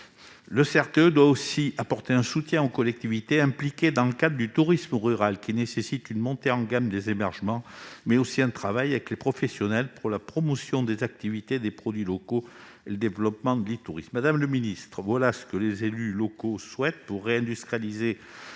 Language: French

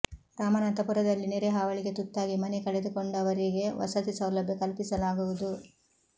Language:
Kannada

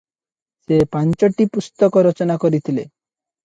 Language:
Odia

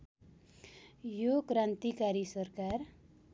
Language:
Nepali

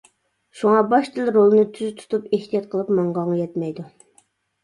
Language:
Uyghur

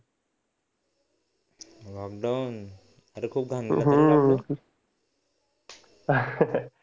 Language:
Marathi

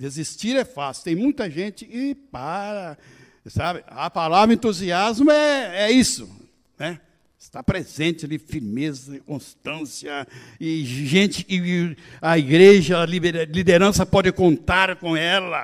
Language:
Portuguese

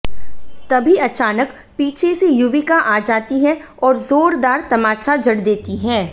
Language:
Hindi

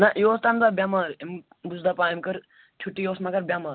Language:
Kashmiri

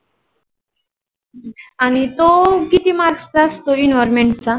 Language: Marathi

